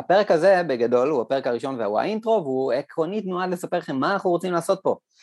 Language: Hebrew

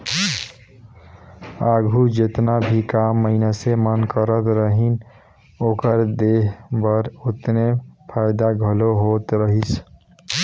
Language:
Chhattisgarhi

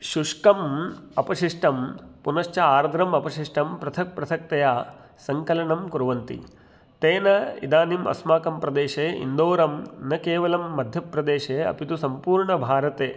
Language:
Sanskrit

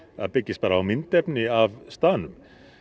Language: Icelandic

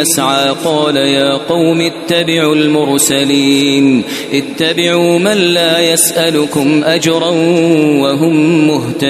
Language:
Arabic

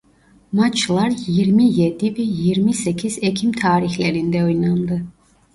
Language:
Turkish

